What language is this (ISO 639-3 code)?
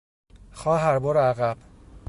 fas